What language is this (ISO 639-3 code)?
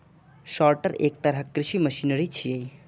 mai